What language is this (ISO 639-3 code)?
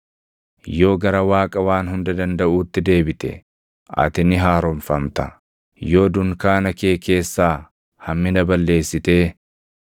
orm